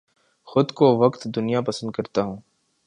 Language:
Urdu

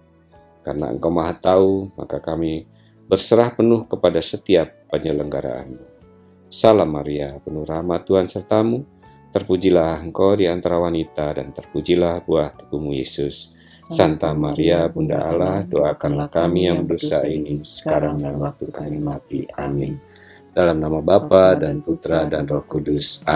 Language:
Indonesian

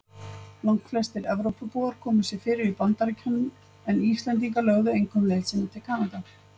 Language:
Icelandic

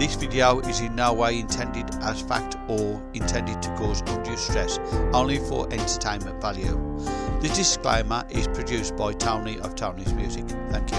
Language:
English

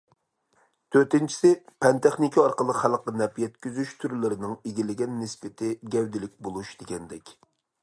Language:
Uyghur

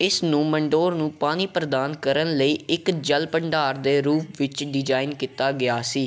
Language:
Punjabi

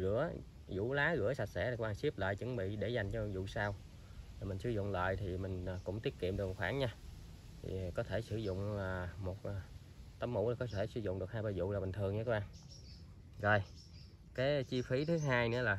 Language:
Vietnamese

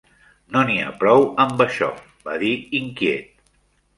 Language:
Catalan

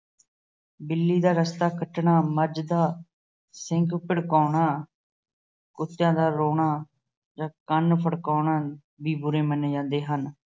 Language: Punjabi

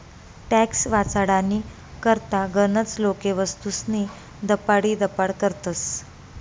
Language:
Marathi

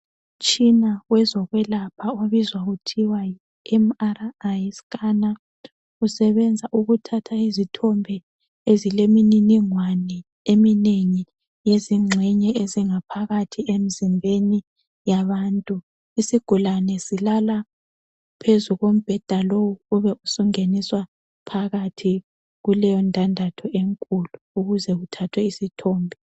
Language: North Ndebele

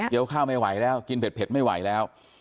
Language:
Thai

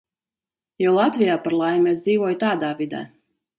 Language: Latvian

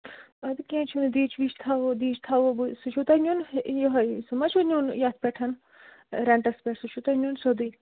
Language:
Kashmiri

